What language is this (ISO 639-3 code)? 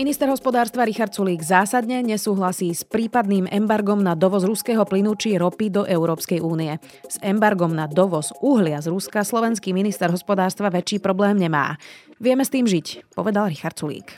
slk